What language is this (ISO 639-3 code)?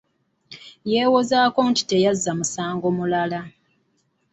lug